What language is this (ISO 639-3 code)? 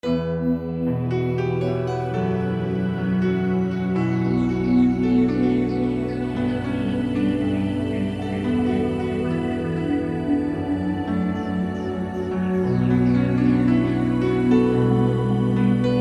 rus